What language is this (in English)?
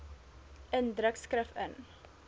Afrikaans